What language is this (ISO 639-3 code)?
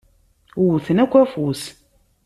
kab